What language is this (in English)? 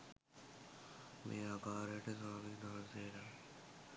Sinhala